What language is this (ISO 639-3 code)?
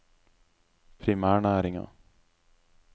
nor